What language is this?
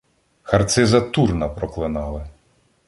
Ukrainian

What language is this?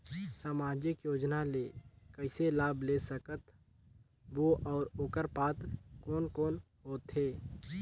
Chhattisgarhi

